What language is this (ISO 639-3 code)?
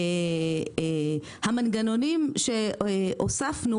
heb